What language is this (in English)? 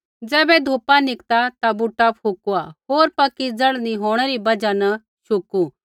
Kullu Pahari